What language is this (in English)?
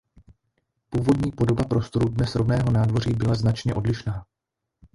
Czech